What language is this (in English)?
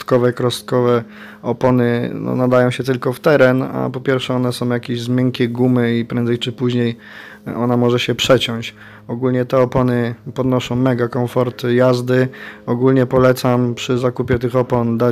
Polish